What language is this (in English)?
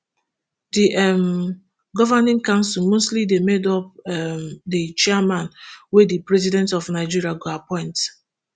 Nigerian Pidgin